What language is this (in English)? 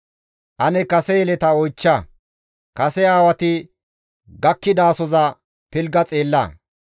Gamo